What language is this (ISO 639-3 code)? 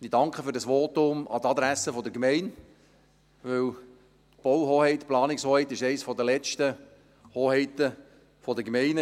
gsw